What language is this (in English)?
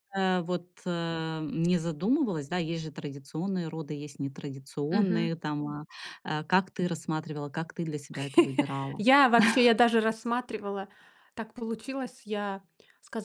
Russian